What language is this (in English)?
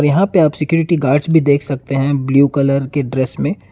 Hindi